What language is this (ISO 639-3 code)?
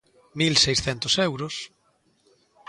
glg